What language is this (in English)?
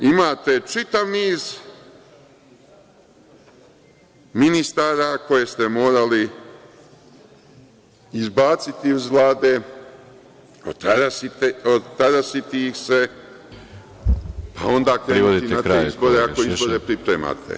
Serbian